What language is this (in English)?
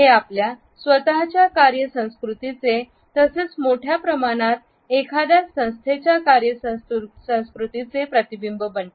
Marathi